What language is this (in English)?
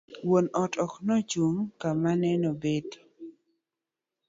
Luo (Kenya and Tanzania)